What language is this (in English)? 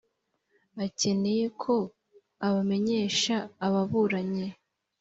Kinyarwanda